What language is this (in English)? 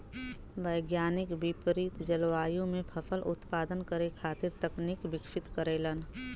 Bhojpuri